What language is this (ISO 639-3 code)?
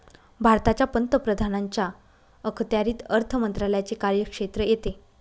mar